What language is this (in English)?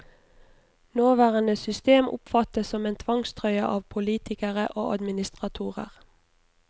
Norwegian